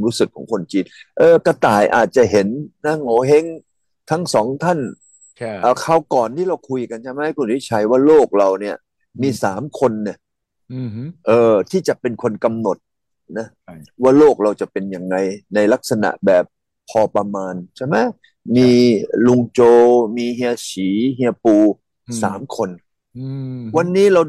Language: Thai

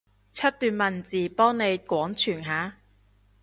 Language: Cantonese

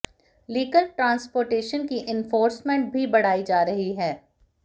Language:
Hindi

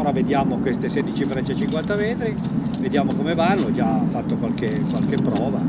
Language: Italian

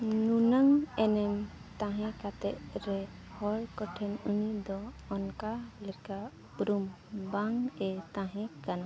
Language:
Santali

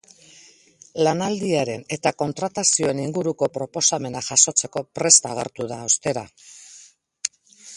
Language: Basque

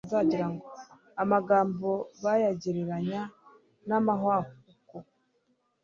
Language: Kinyarwanda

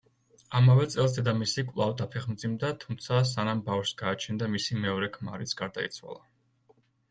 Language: Georgian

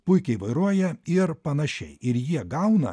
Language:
Lithuanian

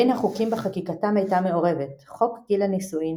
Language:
Hebrew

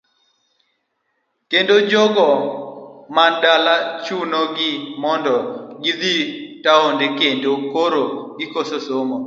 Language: Luo (Kenya and Tanzania)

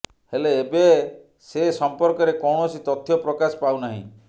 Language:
Odia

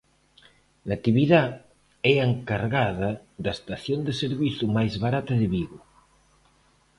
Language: Galician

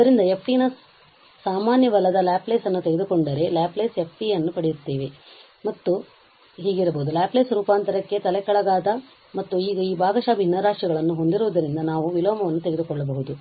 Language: Kannada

